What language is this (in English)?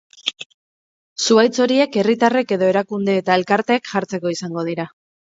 Basque